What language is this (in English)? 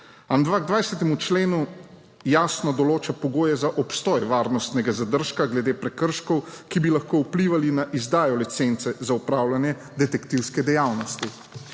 Slovenian